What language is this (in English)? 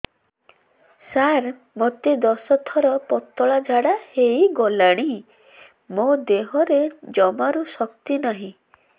Odia